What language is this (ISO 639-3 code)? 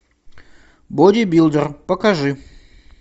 rus